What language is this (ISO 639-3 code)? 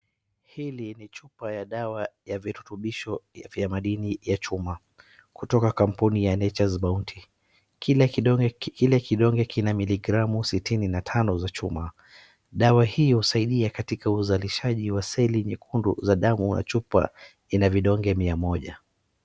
swa